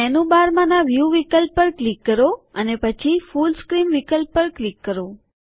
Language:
Gujarati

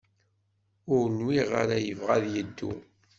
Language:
Kabyle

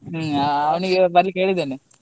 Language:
Kannada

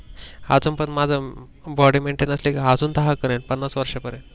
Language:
Marathi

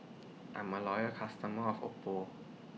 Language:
English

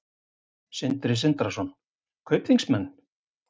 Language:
Icelandic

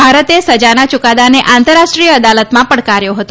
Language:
Gujarati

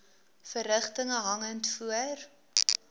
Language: Afrikaans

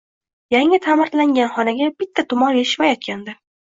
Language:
Uzbek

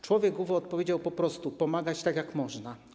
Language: Polish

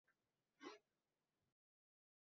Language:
Uzbek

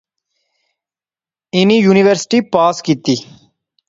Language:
Pahari-Potwari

